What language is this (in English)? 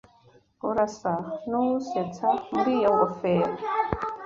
Kinyarwanda